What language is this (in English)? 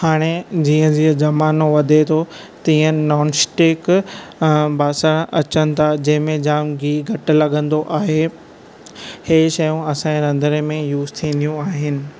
Sindhi